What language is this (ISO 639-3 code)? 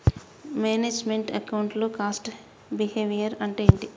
tel